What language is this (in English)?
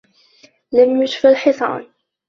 Arabic